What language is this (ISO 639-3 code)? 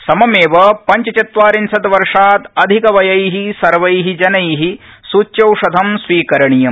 san